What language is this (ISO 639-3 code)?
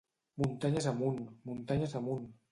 cat